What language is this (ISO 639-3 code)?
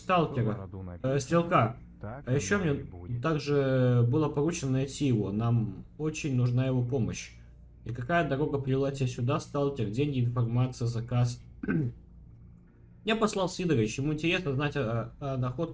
rus